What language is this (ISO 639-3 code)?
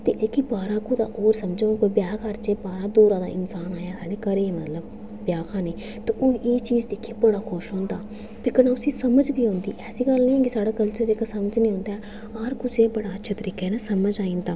doi